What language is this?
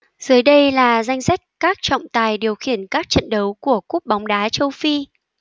Vietnamese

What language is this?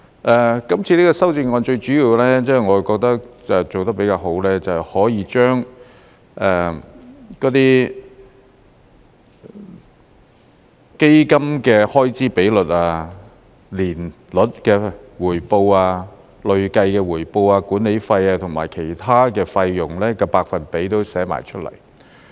Cantonese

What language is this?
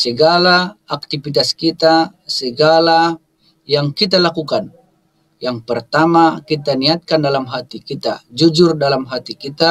Indonesian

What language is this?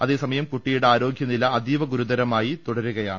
Malayalam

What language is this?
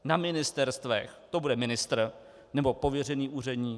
Czech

